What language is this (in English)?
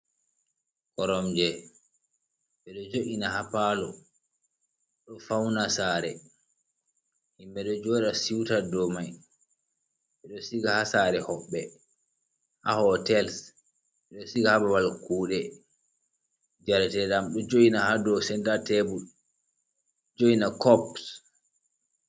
Fula